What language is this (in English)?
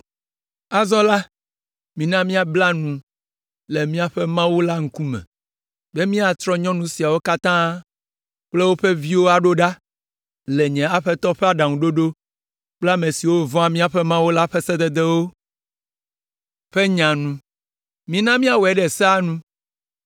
Ewe